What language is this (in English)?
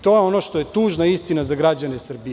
Serbian